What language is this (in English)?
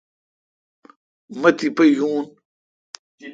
Kalkoti